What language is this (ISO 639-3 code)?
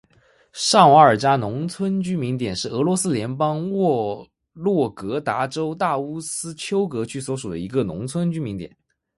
zho